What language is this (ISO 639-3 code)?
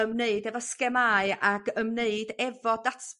cym